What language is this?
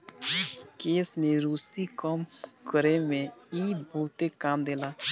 Bhojpuri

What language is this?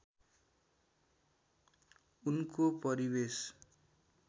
Nepali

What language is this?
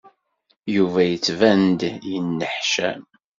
Kabyle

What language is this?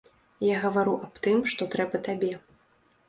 Belarusian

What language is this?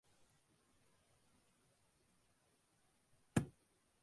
Tamil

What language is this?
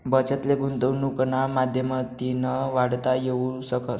Marathi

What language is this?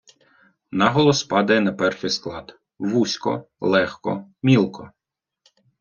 Ukrainian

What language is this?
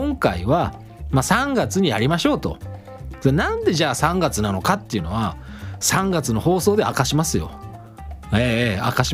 Japanese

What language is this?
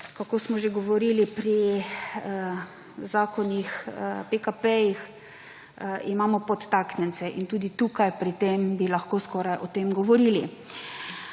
Slovenian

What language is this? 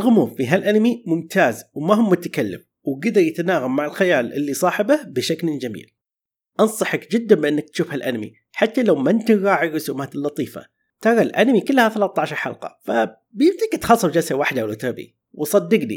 Arabic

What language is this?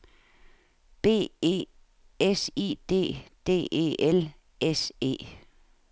Danish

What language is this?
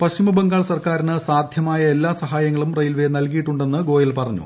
Malayalam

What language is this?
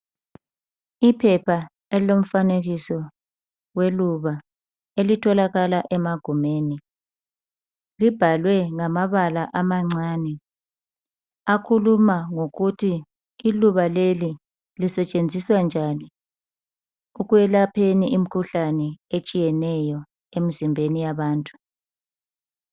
North Ndebele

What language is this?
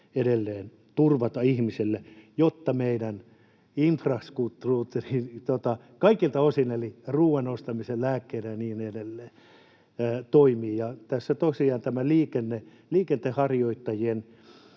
Finnish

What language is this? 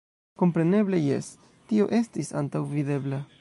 Esperanto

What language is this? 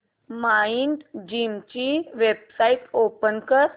Marathi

